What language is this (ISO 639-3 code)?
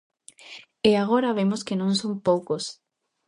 glg